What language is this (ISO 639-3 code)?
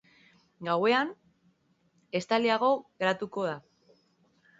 eus